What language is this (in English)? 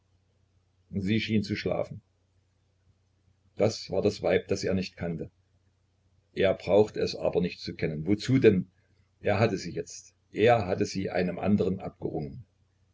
German